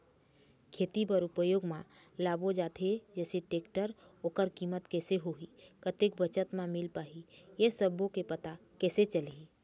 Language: Chhattisgarhi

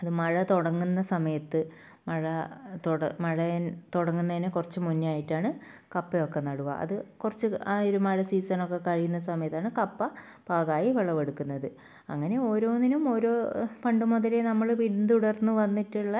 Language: Malayalam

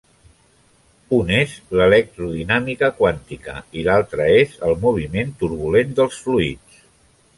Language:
Catalan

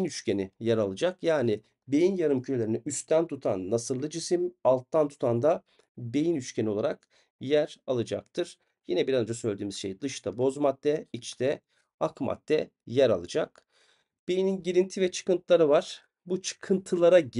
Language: Turkish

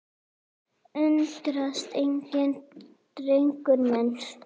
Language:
Icelandic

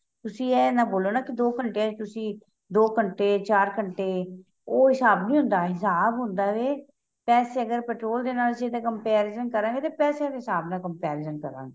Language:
Punjabi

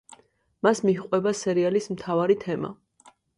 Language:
Georgian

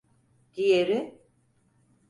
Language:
Turkish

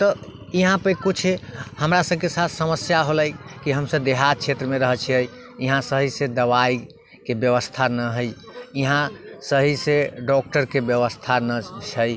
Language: Maithili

